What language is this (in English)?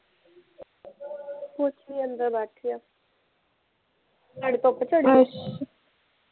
Punjabi